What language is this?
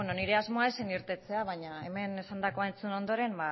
Basque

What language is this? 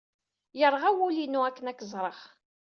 Kabyle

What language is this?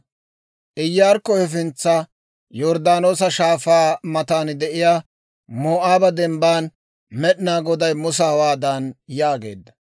Dawro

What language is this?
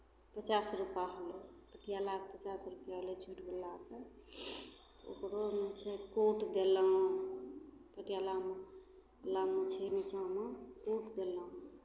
Maithili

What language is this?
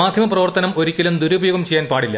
Malayalam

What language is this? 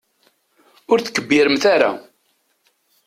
Kabyle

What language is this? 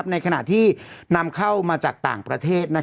Thai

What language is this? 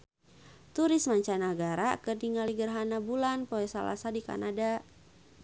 Sundanese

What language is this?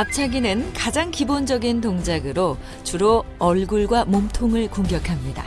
Korean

